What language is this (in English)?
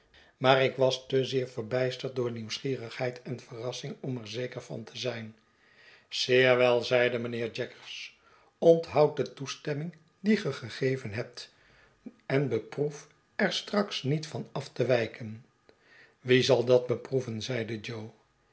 Dutch